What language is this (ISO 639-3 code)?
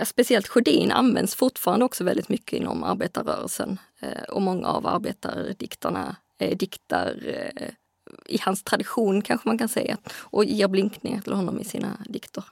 swe